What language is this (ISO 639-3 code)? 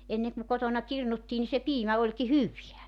fin